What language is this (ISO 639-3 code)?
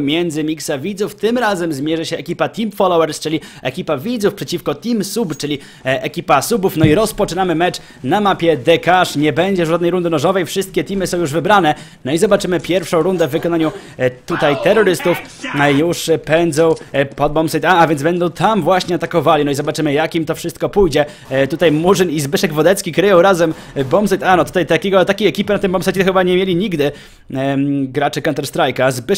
pol